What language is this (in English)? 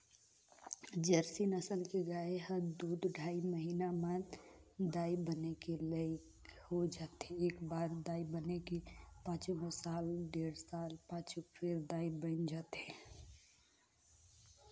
Chhattisgarhi